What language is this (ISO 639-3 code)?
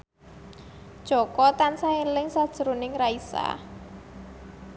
jav